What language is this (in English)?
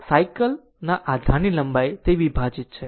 Gujarati